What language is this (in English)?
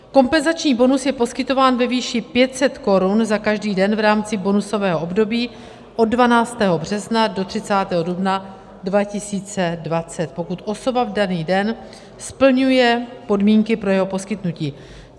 Czech